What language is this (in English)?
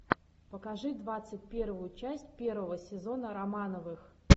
Russian